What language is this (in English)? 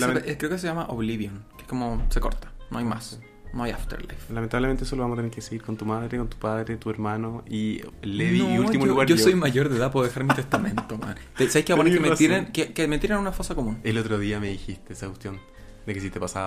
Spanish